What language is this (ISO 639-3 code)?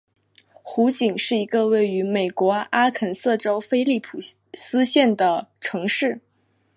zho